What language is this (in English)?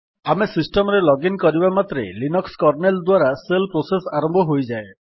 Odia